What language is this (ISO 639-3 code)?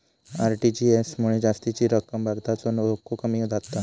mar